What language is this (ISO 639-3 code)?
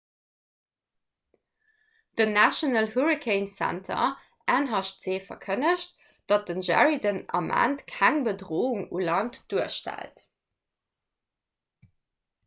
ltz